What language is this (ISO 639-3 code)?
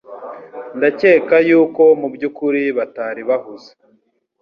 kin